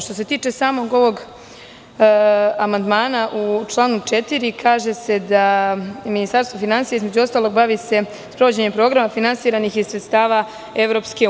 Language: Serbian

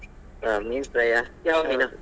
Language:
Kannada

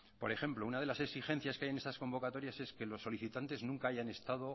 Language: Spanish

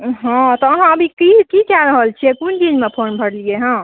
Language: Maithili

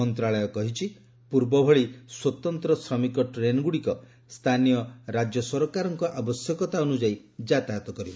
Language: Odia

